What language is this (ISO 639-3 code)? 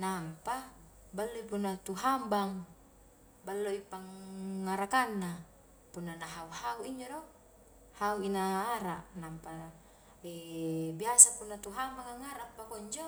kjk